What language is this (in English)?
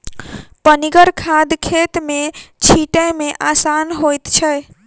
Maithili